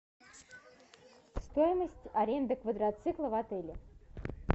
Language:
Russian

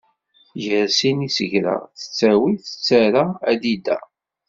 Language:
Kabyle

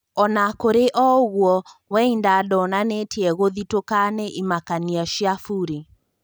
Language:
Kikuyu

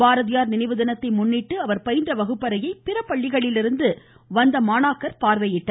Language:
Tamil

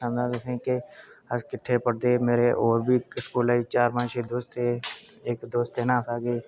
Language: Dogri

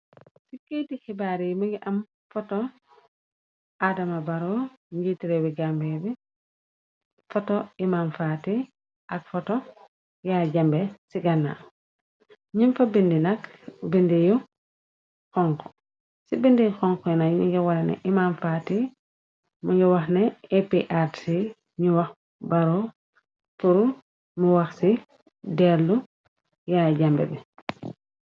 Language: Wolof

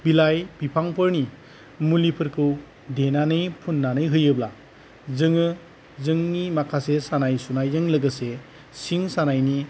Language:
Bodo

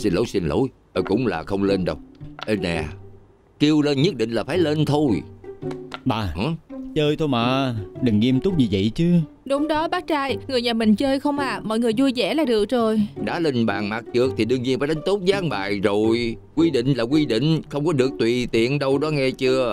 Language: Vietnamese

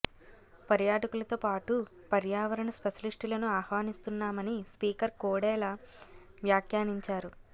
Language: Telugu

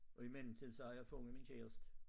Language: Danish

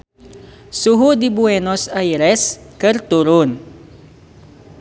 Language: Sundanese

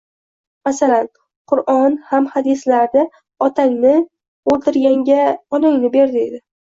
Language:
Uzbek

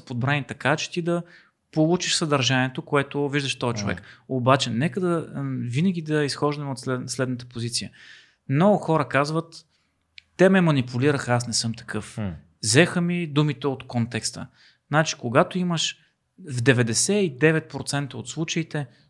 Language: Bulgarian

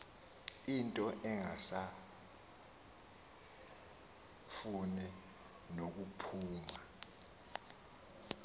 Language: Xhosa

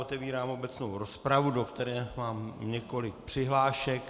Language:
Czech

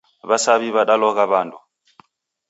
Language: Taita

